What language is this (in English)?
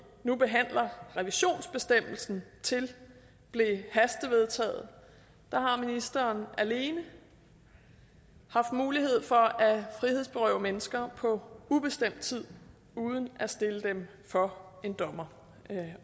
Danish